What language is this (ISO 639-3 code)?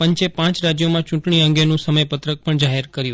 guj